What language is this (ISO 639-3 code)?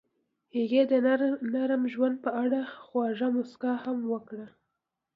pus